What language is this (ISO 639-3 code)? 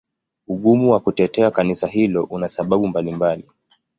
swa